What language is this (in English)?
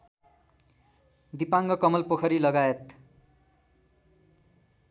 Nepali